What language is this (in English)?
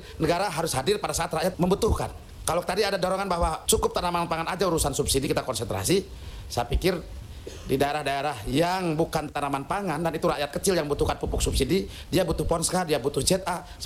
Indonesian